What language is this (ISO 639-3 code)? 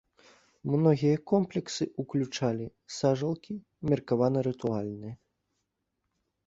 bel